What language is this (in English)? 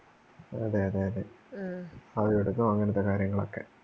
Malayalam